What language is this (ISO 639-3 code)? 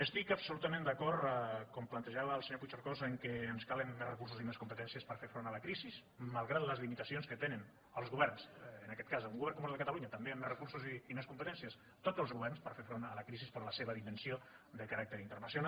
cat